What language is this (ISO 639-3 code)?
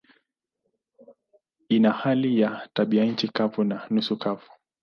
swa